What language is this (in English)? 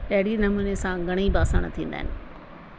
Sindhi